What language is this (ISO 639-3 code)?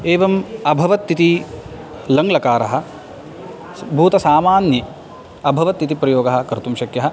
san